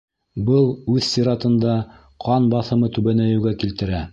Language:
Bashkir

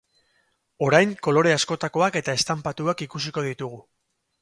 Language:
Basque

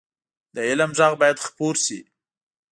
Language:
Pashto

